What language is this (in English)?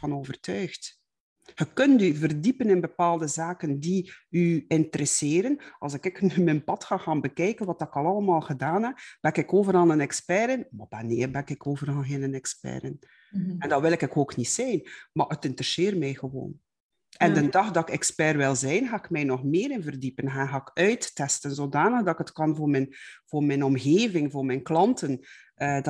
Dutch